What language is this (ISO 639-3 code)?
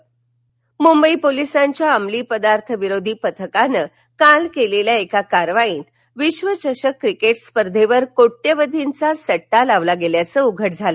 mar